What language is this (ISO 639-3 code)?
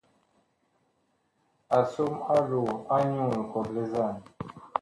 bkh